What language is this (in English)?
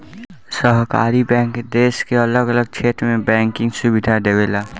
Bhojpuri